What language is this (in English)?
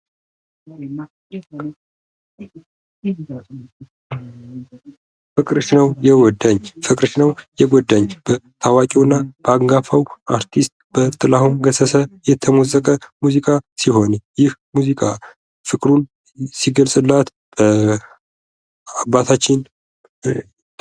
Amharic